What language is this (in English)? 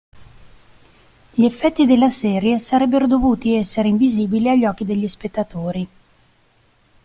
Italian